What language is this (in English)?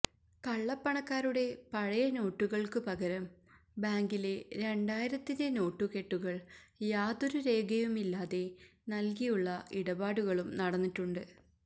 Malayalam